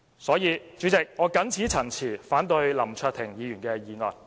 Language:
Cantonese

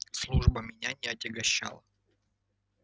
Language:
Russian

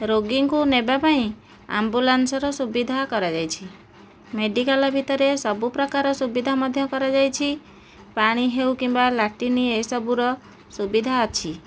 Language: Odia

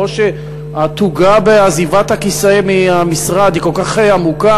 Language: Hebrew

